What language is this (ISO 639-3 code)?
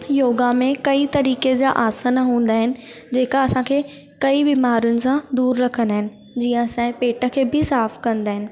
snd